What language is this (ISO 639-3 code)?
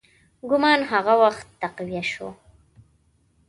pus